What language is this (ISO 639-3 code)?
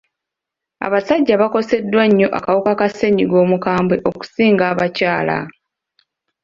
lug